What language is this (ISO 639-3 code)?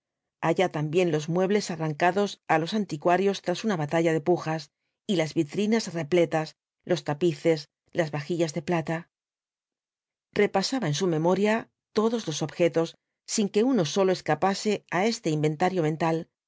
spa